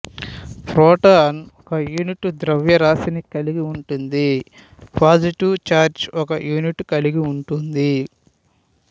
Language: Telugu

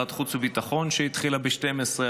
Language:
Hebrew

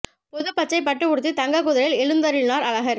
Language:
Tamil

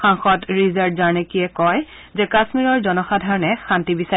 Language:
Assamese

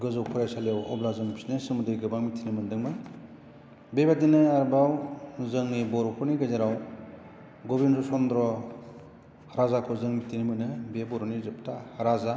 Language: Bodo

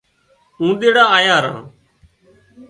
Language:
Wadiyara Koli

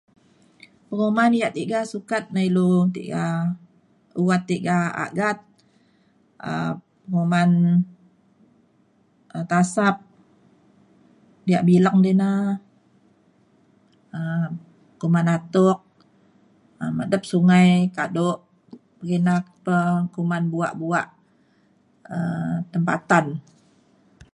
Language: Mainstream Kenyah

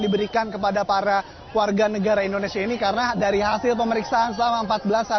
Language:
Indonesian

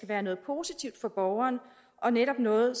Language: Danish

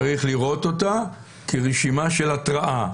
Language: Hebrew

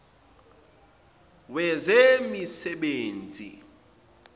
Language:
Zulu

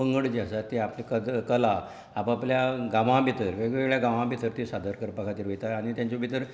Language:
Konkani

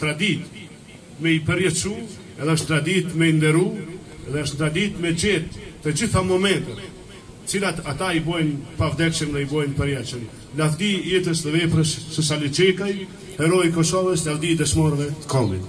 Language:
Romanian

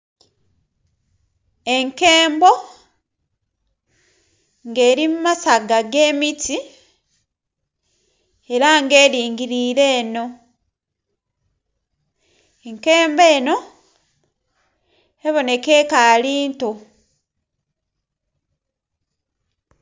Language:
Soga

